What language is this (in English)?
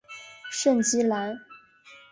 Chinese